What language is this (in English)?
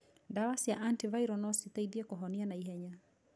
Kikuyu